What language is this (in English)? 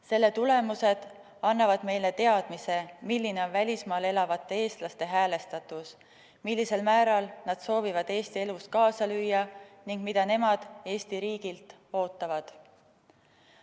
Estonian